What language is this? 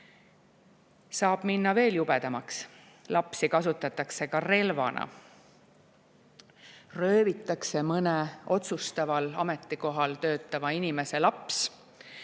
Estonian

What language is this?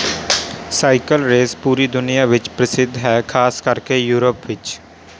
Punjabi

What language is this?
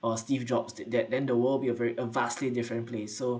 English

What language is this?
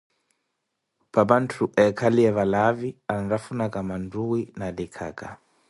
Koti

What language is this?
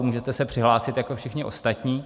Czech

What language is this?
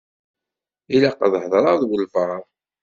Kabyle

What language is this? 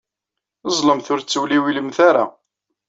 Kabyle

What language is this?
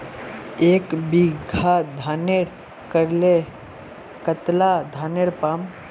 Magahi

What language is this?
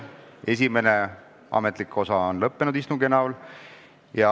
Estonian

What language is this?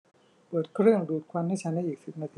Thai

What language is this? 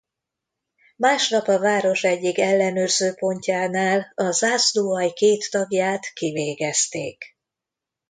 Hungarian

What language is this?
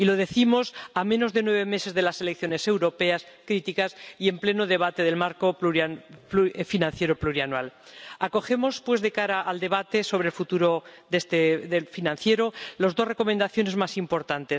Spanish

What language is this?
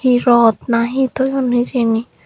Chakma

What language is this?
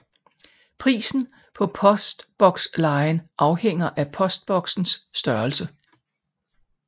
Danish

